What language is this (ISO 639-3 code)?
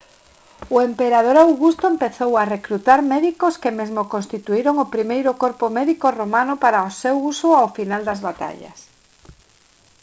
glg